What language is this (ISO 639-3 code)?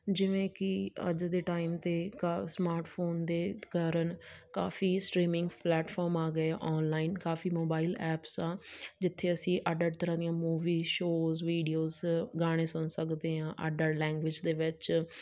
pan